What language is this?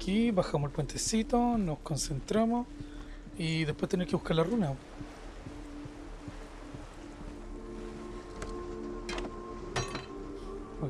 Spanish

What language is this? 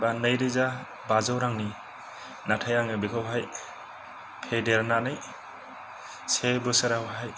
Bodo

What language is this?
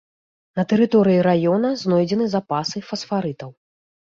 Belarusian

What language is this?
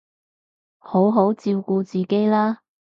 Cantonese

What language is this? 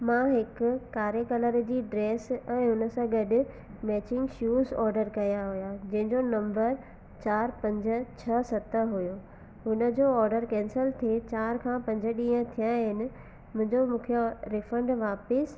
Sindhi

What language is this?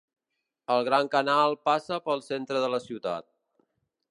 Catalan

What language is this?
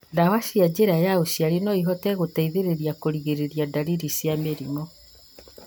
Kikuyu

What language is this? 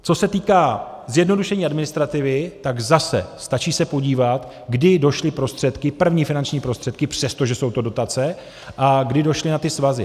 Czech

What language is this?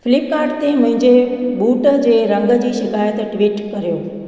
Sindhi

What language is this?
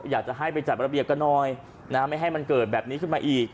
Thai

